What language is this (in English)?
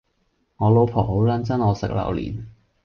Cantonese